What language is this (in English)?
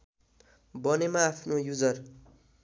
Nepali